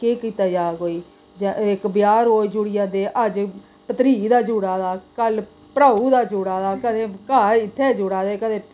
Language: Dogri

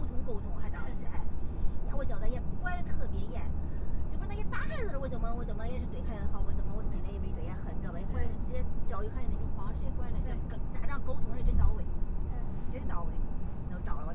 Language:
Chinese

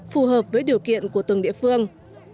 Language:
Vietnamese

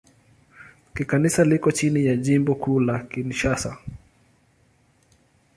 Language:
Swahili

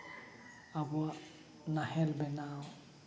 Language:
Santali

